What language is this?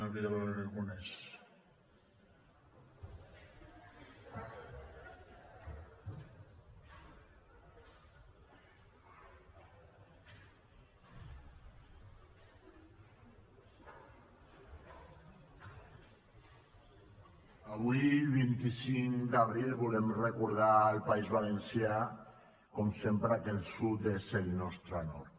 Catalan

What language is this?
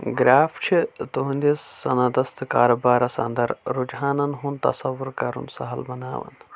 Kashmiri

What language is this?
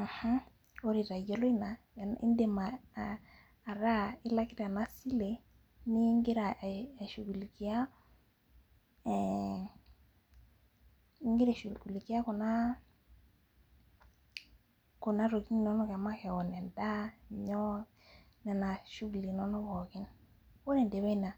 Masai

